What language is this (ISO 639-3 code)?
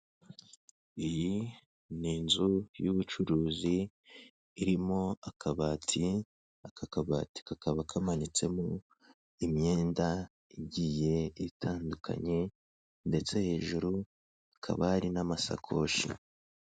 kin